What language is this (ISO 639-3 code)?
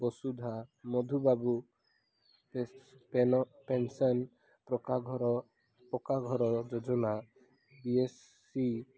ori